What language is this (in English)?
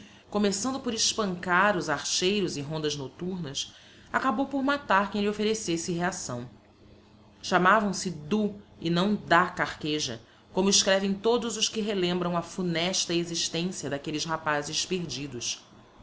Portuguese